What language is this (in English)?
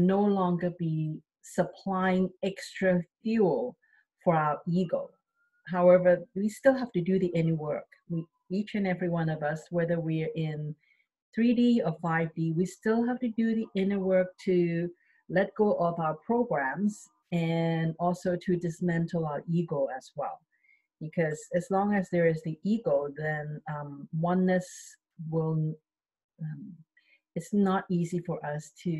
English